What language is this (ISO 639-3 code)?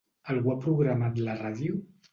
cat